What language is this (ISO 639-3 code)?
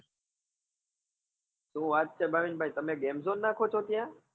guj